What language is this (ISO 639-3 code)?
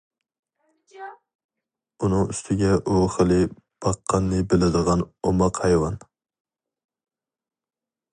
uig